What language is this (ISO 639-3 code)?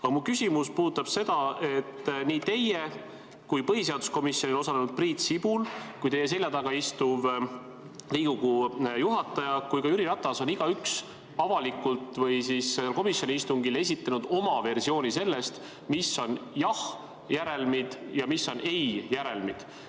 est